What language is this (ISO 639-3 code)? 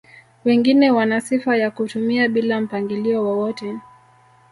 swa